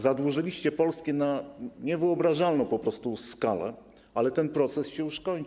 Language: Polish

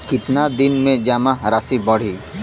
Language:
Bhojpuri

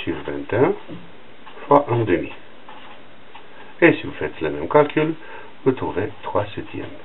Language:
French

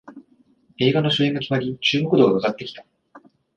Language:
Japanese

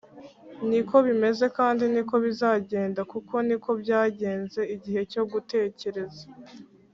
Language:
Kinyarwanda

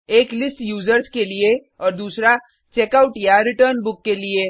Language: Hindi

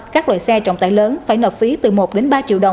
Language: Vietnamese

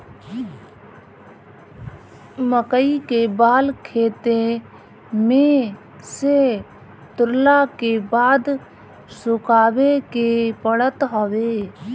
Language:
Bhojpuri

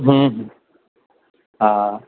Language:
Sindhi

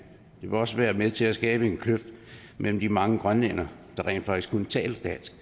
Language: Danish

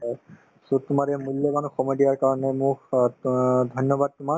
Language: Assamese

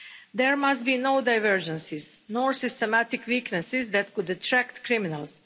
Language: English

